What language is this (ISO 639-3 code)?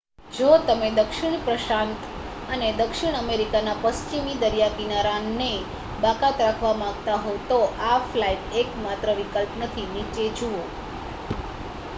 guj